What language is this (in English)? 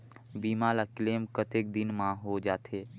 Chhattisgarhi